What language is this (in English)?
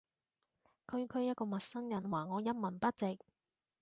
Cantonese